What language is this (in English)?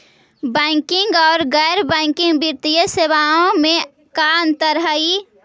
Magahi